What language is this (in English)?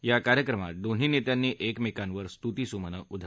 Marathi